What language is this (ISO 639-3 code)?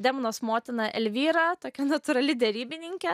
lit